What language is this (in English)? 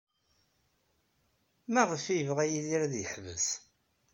Kabyle